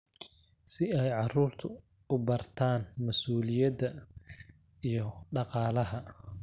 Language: Somali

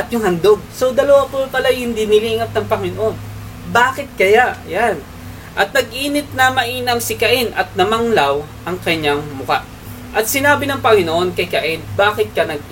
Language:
Filipino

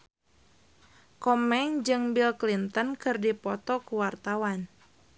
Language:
Sundanese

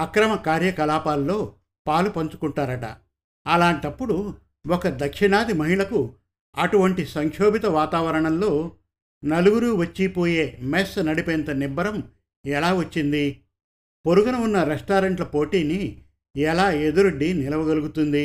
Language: Telugu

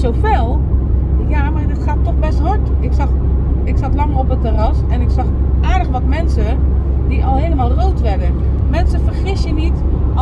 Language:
Dutch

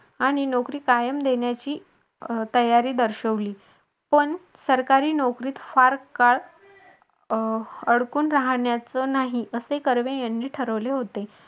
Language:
Marathi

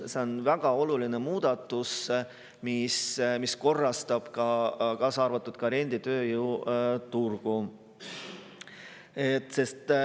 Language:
Estonian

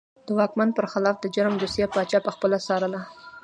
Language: Pashto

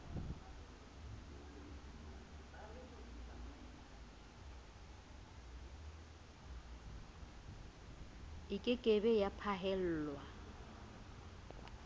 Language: Southern Sotho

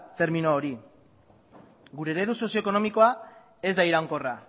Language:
Basque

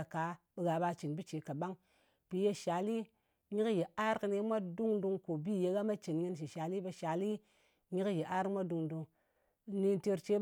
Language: Ngas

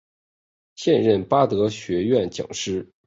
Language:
Chinese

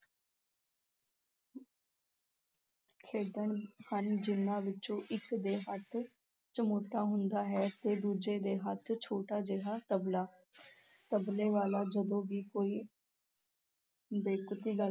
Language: Punjabi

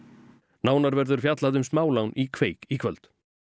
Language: Icelandic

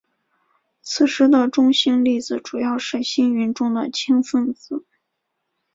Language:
Chinese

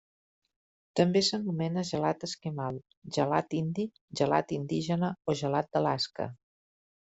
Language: Catalan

